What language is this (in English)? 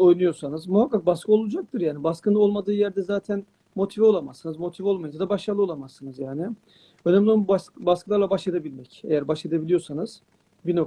Turkish